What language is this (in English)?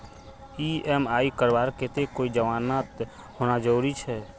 Magahi